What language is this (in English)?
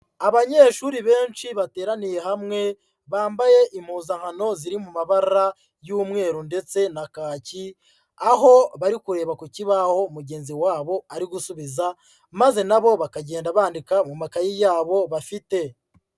Kinyarwanda